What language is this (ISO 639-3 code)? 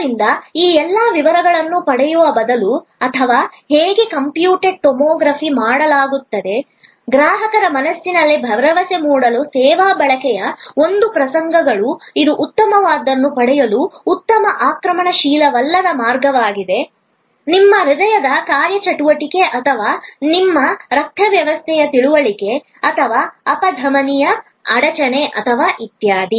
kan